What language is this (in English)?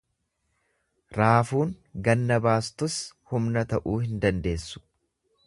Oromo